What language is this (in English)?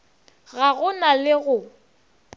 Northern Sotho